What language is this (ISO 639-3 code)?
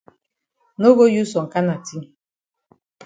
wes